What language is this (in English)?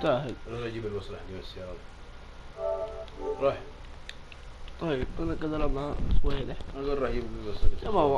Arabic